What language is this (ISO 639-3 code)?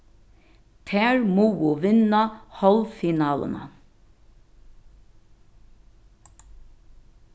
fao